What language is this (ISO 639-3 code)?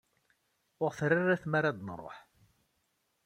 kab